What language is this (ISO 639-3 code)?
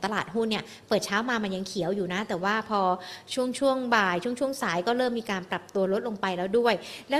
tha